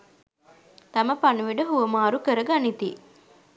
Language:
Sinhala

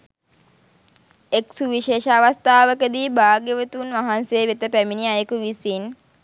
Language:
Sinhala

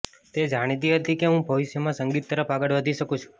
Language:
Gujarati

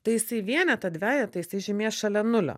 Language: Lithuanian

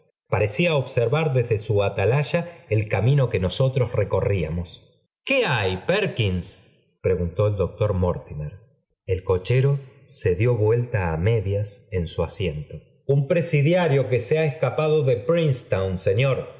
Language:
Spanish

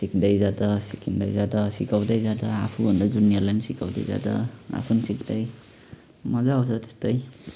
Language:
Nepali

